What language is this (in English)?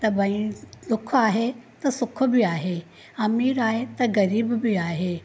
Sindhi